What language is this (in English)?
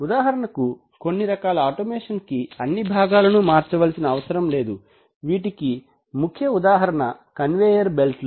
Telugu